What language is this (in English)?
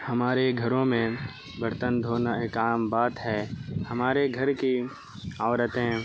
Urdu